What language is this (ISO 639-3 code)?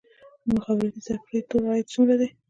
pus